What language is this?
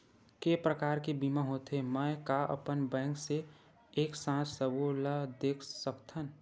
Chhattisgarhi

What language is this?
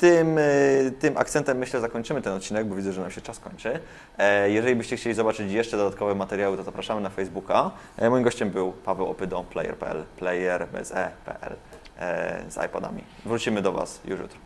Polish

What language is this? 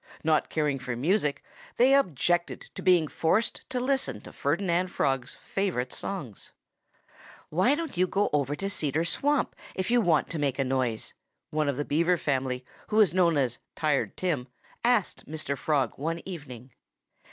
English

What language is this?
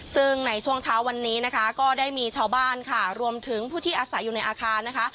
Thai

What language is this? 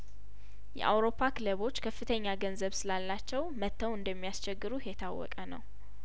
Amharic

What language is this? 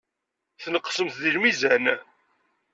Kabyle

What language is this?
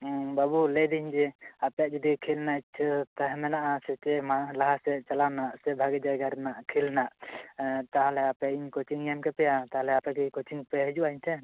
Santali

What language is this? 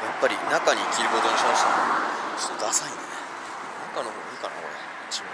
Japanese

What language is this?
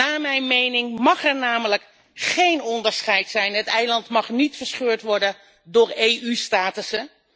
Dutch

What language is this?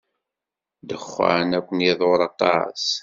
Kabyle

